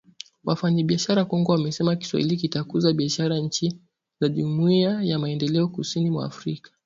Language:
Swahili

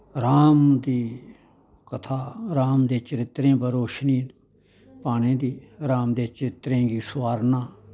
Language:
Dogri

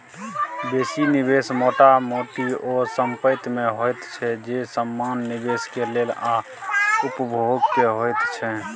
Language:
Maithili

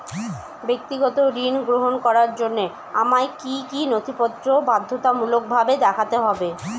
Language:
Bangla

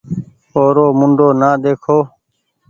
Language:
Goaria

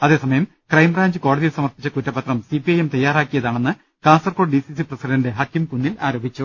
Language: Malayalam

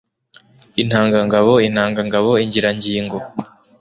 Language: Kinyarwanda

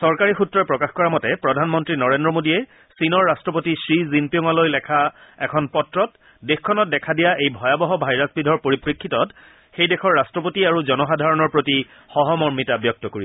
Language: Assamese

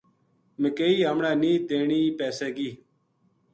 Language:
Gujari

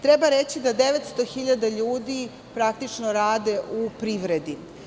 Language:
Serbian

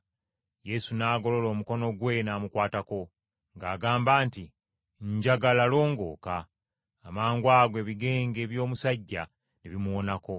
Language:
Ganda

